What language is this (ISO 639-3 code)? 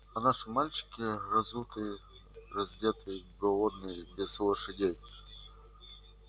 rus